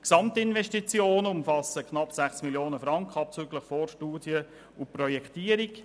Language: Swiss German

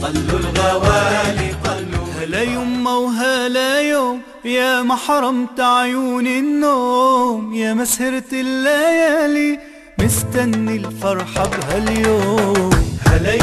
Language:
Arabic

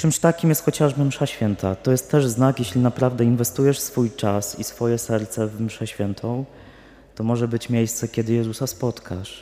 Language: Polish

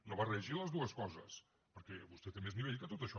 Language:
Catalan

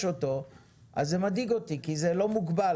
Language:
Hebrew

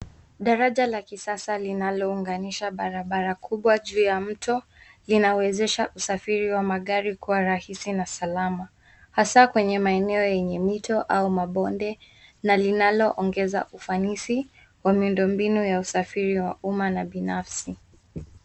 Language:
Swahili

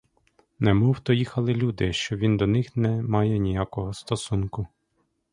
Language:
Ukrainian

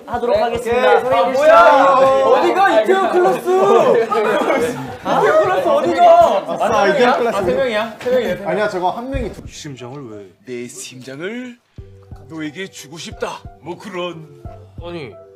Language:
Korean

